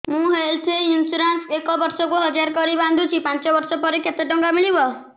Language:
Odia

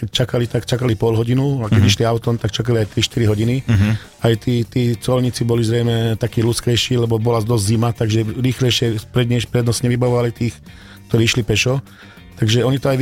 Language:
Slovak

